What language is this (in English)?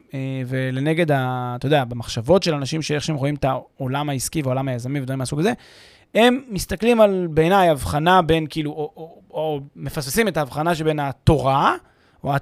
Hebrew